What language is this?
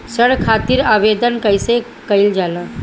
Bhojpuri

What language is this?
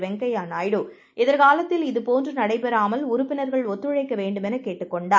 Tamil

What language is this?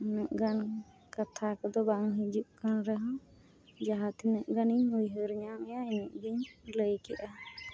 Santali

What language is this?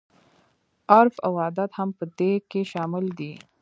Pashto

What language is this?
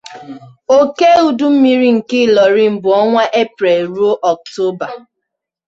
Igbo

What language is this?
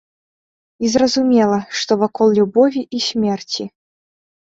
Belarusian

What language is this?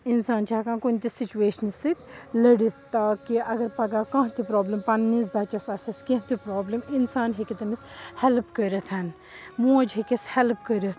Kashmiri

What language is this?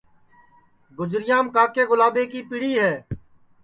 Sansi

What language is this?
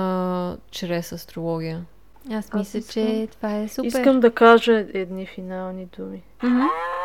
Bulgarian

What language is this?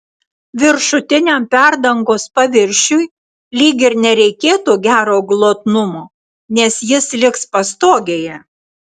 Lithuanian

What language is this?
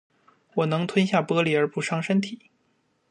Chinese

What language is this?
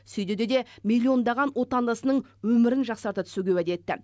Kazakh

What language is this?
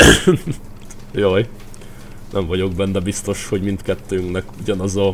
Hungarian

